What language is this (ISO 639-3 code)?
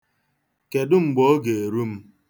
ibo